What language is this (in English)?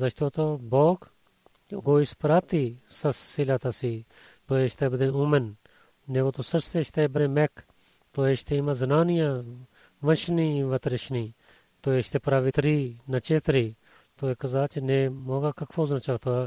Bulgarian